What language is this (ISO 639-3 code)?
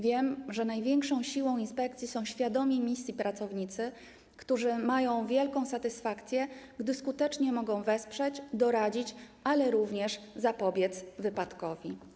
pol